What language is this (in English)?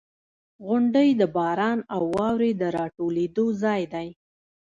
Pashto